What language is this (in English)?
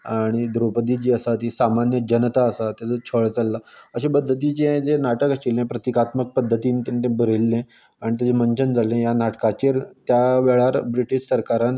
Konkani